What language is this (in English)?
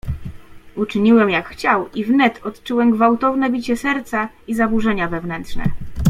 Polish